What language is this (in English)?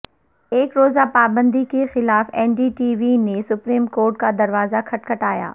Urdu